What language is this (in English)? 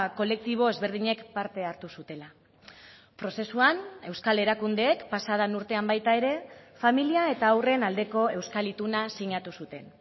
Basque